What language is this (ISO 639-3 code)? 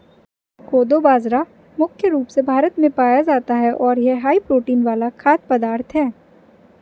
hin